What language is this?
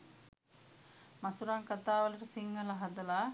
Sinhala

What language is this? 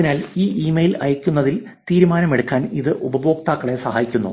Malayalam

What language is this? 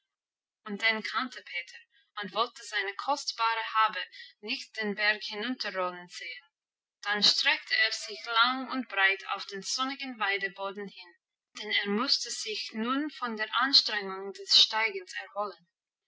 German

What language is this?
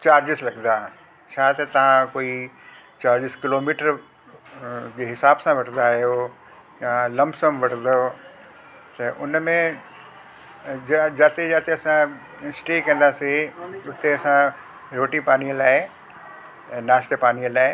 Sindhi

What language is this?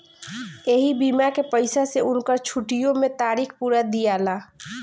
Bhojpuri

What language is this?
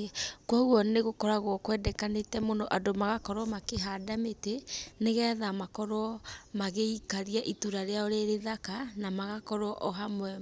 Kikuyu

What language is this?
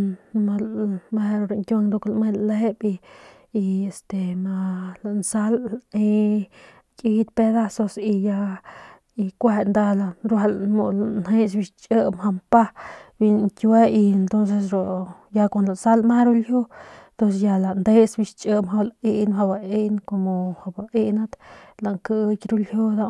Northern Pame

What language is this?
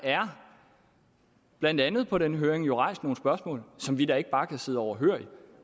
Danish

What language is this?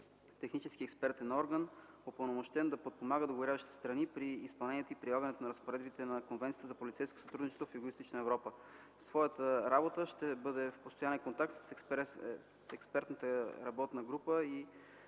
Bulgarian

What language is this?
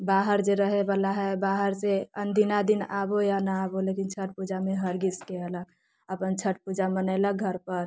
Maithili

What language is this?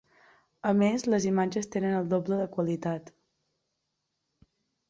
Catalan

